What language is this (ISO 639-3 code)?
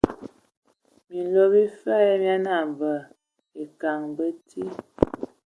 ewo